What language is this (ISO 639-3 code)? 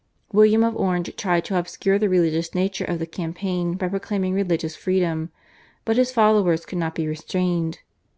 eng